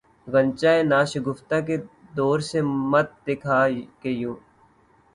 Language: Urdu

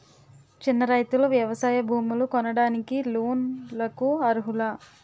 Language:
Telugu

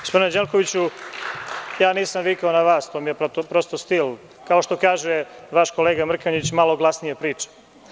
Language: Serbian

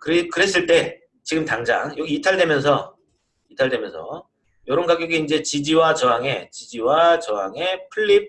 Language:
Korean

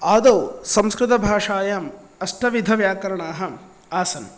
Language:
Sanskrit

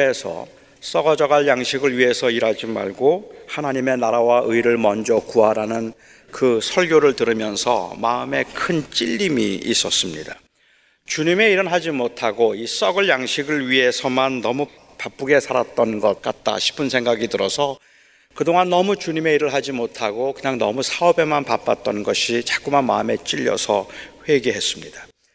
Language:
Korean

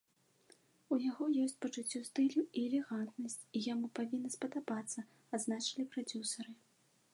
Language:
Belarusian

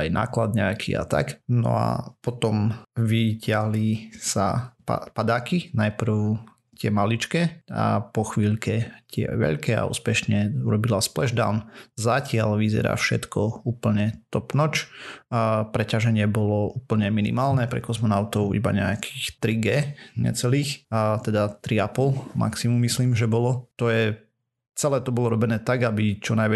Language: Slovak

